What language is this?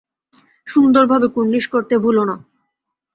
Bangla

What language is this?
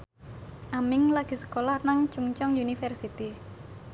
Javanese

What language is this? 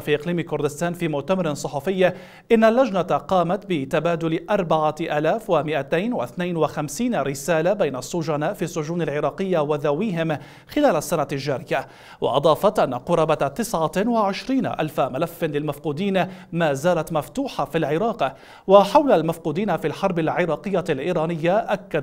Arabic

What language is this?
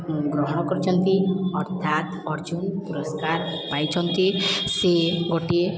Odia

